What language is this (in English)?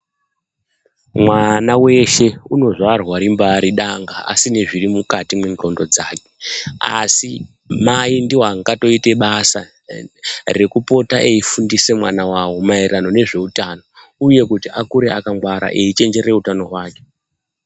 Ndau